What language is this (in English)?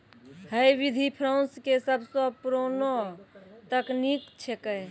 Maithili